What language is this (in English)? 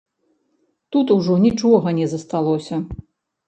Belarusian